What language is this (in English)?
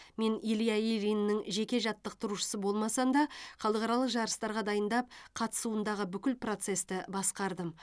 Kazakh